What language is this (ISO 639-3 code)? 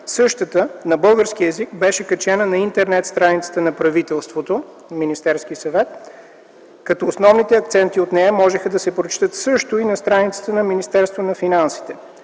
bul